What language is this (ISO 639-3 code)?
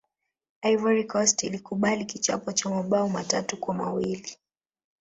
swa